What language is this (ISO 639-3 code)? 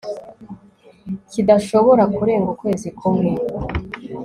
kin